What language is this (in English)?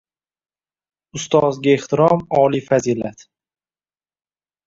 Uzbek